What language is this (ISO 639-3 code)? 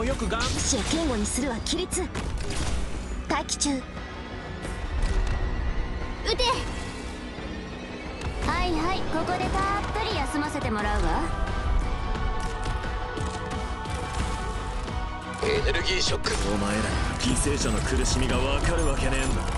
jpn